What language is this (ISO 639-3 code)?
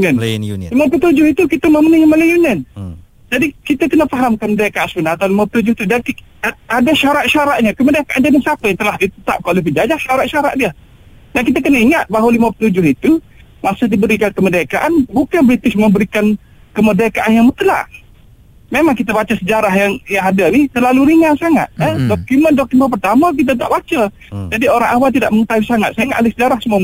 msa